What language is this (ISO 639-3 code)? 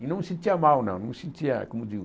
por